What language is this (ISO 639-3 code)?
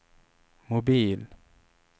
swe